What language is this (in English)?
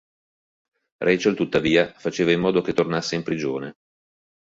Italian